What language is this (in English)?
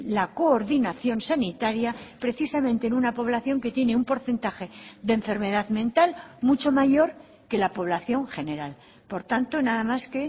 Spanish